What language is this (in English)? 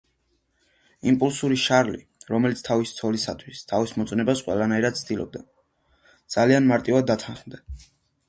Georgian